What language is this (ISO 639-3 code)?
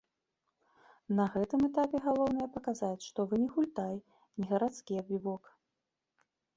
bel